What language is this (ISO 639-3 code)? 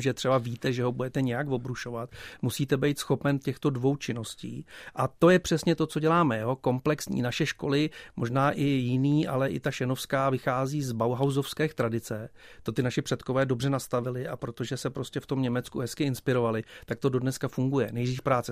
ces